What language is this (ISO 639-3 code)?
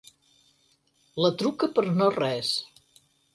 cat